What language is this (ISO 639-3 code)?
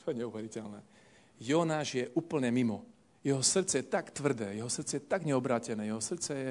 slk